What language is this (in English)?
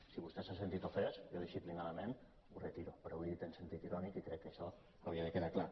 Catalan